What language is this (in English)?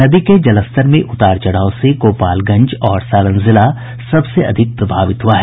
Hindi